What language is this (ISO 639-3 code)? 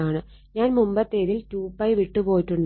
mal